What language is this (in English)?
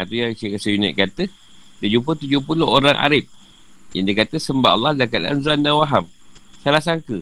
Malay